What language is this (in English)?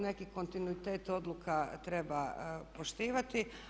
Croatian